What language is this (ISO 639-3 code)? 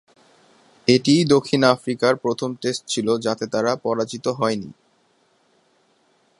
ben